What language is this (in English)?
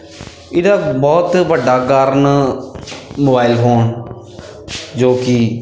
Punjabi